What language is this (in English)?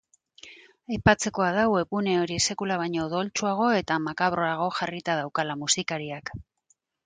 Basque